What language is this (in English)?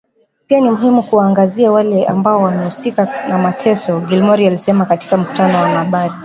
Swahili